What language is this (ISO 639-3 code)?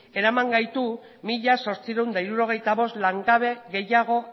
eus